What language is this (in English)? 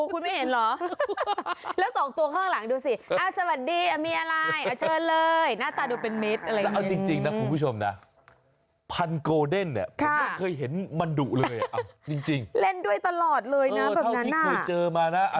Thai